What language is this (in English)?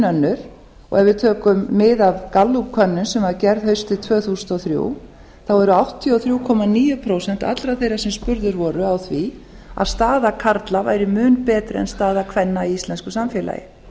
Icelandic